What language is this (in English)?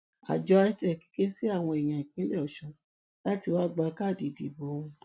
Yoruba